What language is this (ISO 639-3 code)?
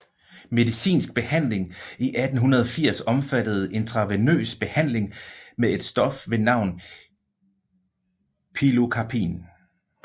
dan